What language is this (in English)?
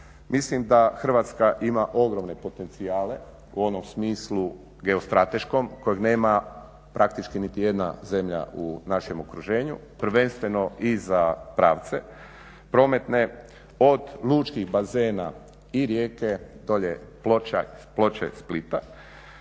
Croatian